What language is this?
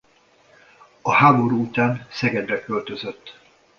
Hungarian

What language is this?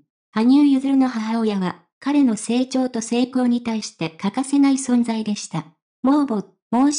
Japanese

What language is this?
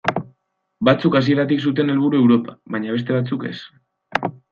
Basque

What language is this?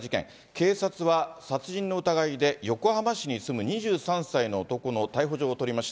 Japanese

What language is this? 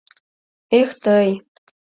Mari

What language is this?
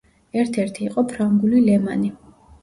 Georgian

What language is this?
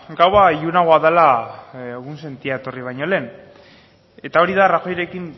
Basque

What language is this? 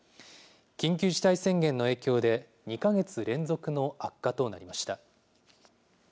Japanese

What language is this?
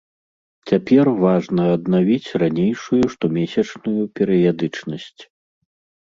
Belarusian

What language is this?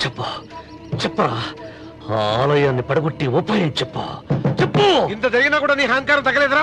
Telugu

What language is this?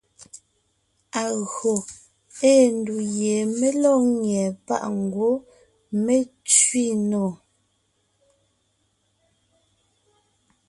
Ngiemboon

